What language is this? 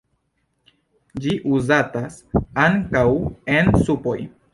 Esperanto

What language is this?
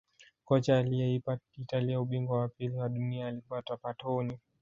Swahili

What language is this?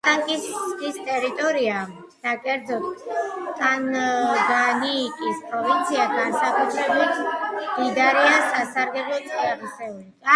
Georgian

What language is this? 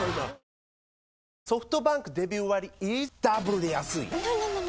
Japanese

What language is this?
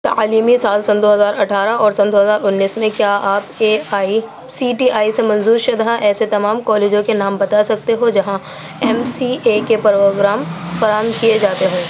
Urdu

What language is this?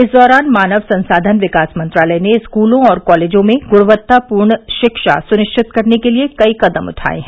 Hindi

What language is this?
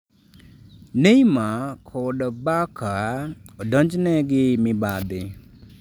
Luo (Kenya and Tanzania)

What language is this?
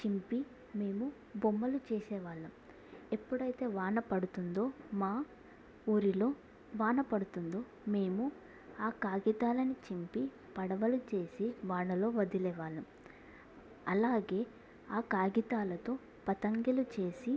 Telugu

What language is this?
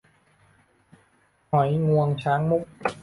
Thai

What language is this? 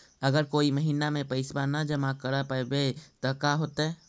Magahi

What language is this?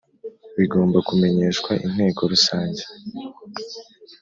Kinyarwanda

